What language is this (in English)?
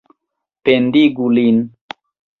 Esperanto